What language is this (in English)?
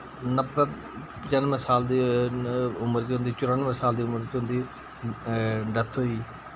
Dogri